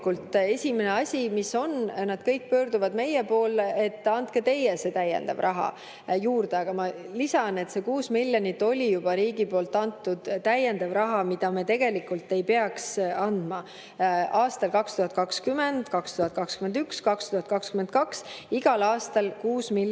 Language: Estonian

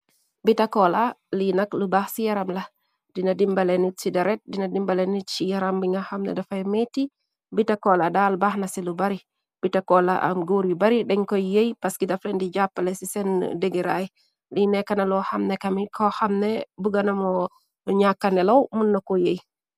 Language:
Wolof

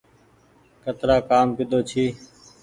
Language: Goaria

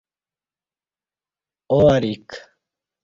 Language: Kati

